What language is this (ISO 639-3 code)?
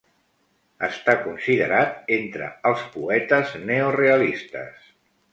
cat